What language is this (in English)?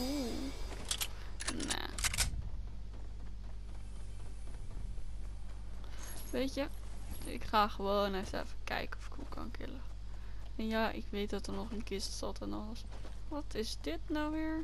Dutch